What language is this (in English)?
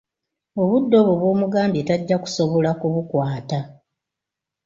Ganda